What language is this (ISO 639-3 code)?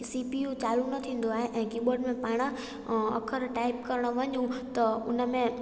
snd